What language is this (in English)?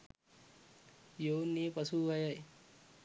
Sinhala